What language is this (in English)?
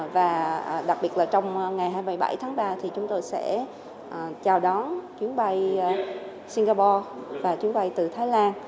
Vietnamese